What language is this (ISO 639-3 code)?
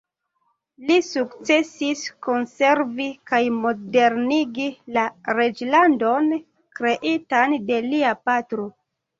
epo